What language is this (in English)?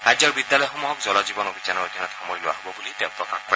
Assamese